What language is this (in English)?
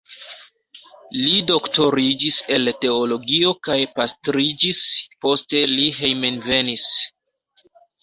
Esperanto